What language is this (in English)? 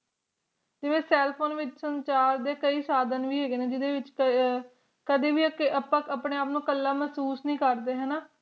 Punjabi